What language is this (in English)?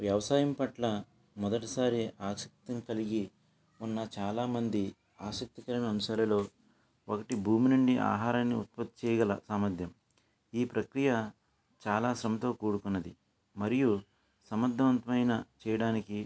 Telugu